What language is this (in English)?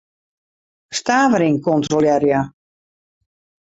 Western Frisian